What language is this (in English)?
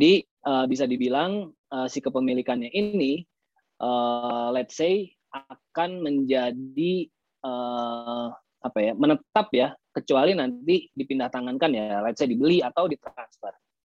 Indonesian